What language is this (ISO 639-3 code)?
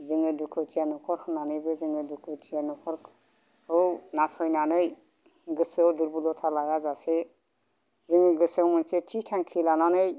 brx